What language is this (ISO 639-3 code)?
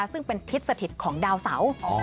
tha